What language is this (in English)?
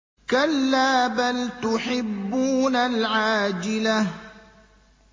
Arabic